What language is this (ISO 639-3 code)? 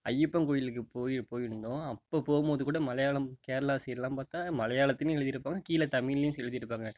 tam